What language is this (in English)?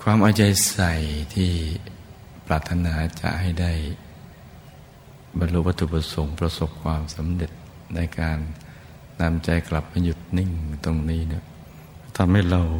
Thai